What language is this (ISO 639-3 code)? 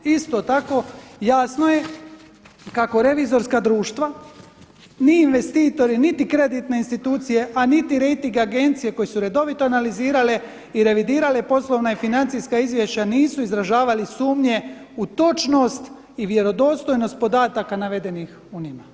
hrv